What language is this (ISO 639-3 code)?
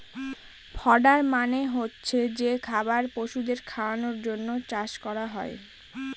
ben